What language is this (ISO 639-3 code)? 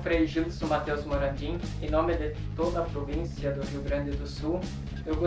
por